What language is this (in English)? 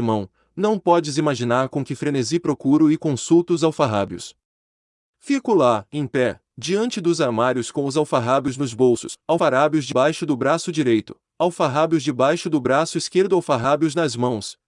Portuguese